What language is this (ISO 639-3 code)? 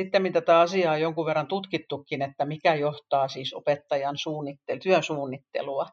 fin